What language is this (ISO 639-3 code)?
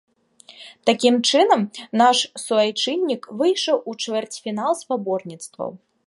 bel